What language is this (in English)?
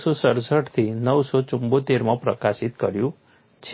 Gujarati